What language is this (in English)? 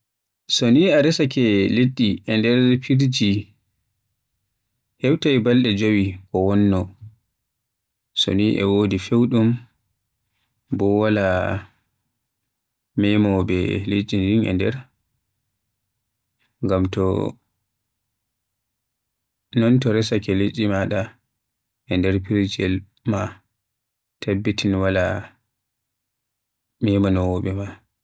Western Niger Fulfulde